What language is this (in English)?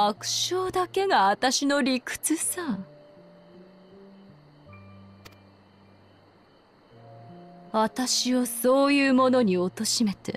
Japanese